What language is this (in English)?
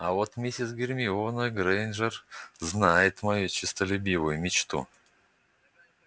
Russian